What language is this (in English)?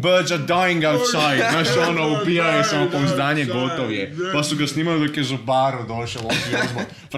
Croatian